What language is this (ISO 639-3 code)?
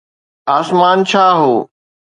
snd